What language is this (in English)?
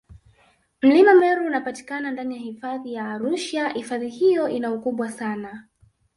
Swahili